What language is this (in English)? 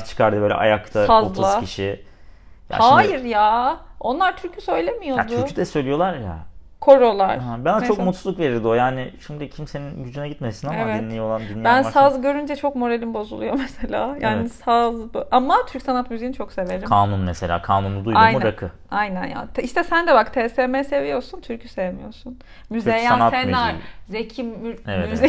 Turkish